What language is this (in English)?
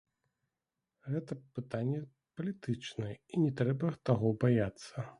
Belarusian